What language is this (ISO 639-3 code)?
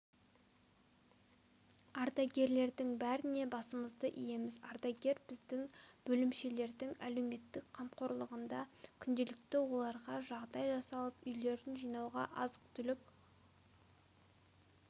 kaz